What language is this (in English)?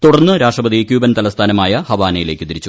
Malayalam